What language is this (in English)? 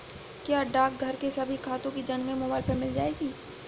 Hindi